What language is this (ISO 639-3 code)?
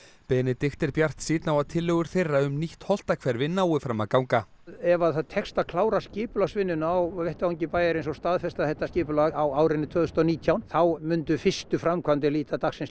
isl